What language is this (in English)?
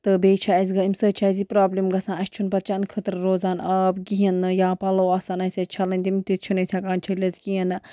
Kashmiri